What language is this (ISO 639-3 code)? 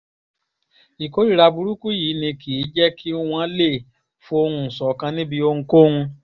yor